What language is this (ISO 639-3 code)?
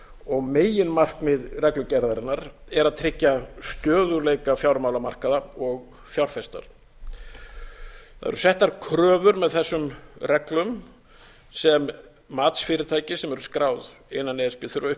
isl